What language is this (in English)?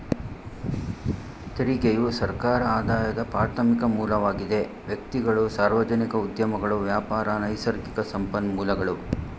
Kannada